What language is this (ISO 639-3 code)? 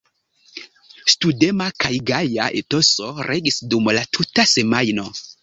epo